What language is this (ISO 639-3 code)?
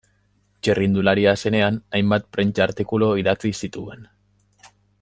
eus